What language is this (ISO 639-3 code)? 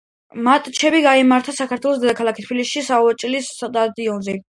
kat